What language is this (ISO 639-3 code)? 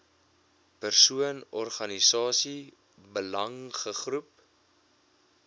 afr